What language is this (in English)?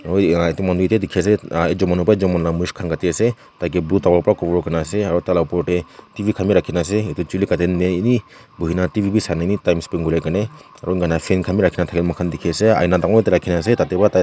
Naga Pidgin